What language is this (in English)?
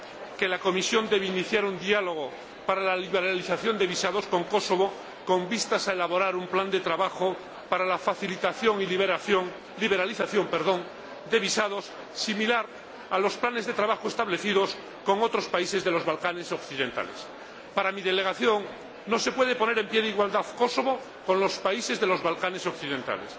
Spanish